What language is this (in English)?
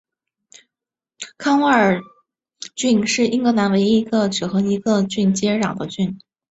Chinese